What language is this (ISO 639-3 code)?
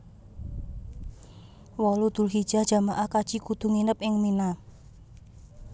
jav